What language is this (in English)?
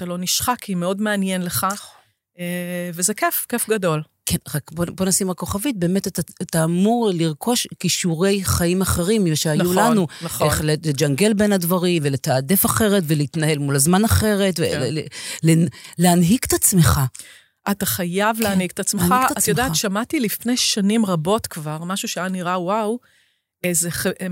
Hebrew